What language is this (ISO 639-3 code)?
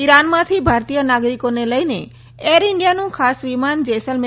guj